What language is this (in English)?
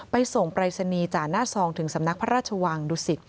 Thai